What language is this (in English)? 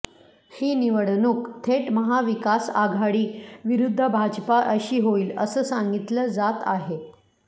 Marathi